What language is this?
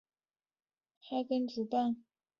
Chinese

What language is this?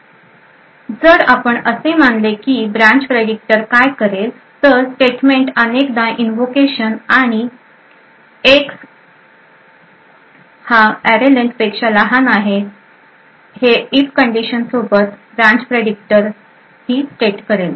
Marathi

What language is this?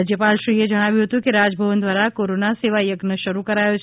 Gujarati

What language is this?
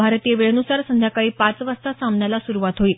Marathi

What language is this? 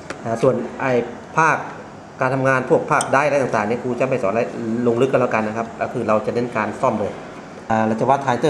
Thai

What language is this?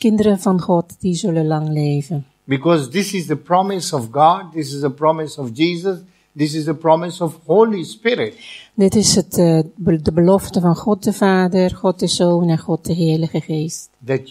Dutch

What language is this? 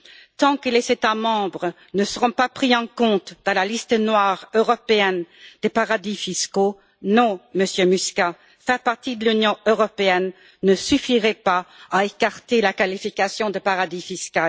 French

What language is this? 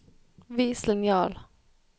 Norwegian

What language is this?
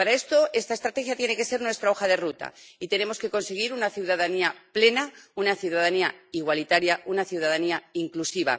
Spanish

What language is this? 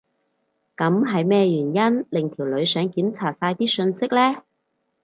Cantonese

